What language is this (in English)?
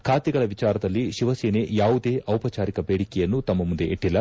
Kannada